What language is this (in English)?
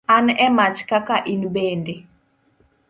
Luo (Kenya and Tanzania)